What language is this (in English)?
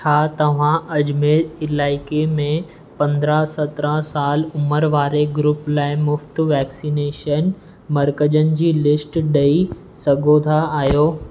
Sindhi